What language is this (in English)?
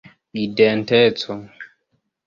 Esperanto